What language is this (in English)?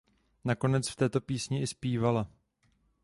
Czech